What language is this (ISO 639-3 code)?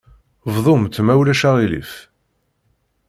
kab